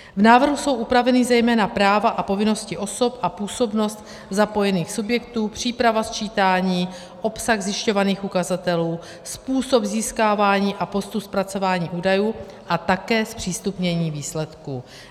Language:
Czech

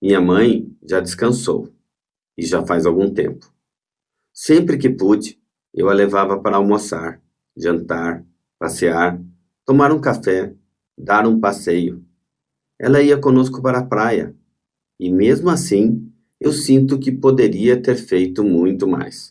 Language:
Portuguese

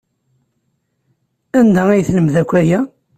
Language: Kabyle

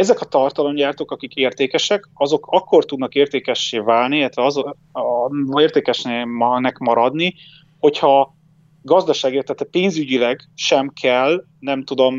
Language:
Hungarian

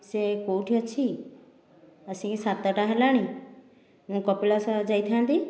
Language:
Odia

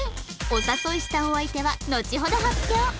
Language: Japanese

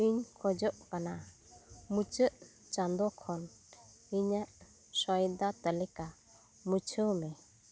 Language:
Santali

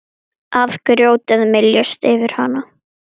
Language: Icelandic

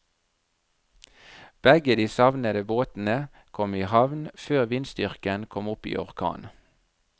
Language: Norwegian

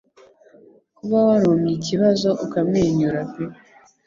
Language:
Kinyarwanda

